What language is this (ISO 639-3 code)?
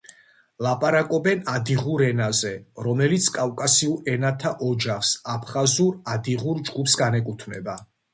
kat